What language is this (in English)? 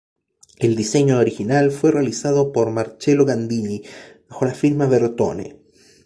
Spanish